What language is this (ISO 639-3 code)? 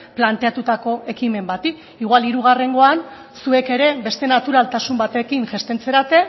eus